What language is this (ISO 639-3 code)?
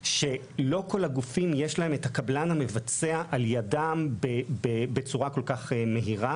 heb